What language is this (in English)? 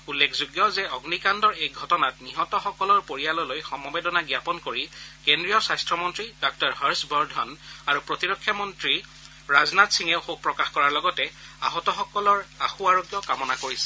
Assamese